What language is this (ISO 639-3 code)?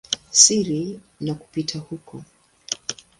swa